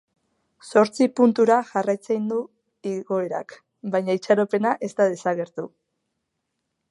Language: Basque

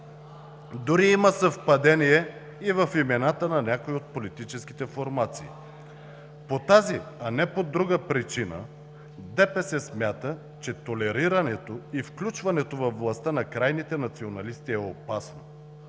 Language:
Bulgarian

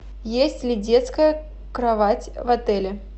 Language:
Russian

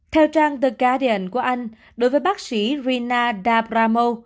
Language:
Vietnamese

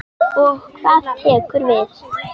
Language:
Icelandic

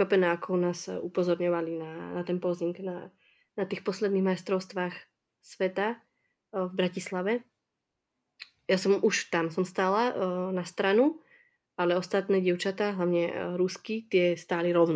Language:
Czech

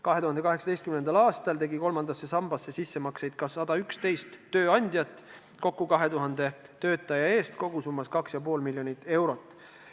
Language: Estonian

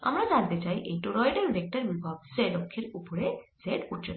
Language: Bangla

